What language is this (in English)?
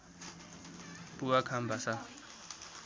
Nepali